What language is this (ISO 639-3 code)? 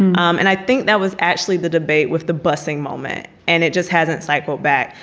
eng